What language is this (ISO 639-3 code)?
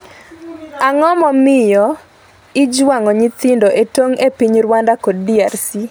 luo